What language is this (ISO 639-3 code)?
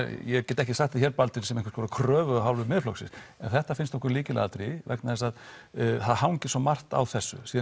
isl